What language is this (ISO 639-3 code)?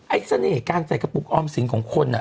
tha